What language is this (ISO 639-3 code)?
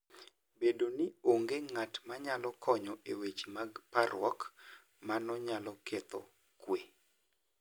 luo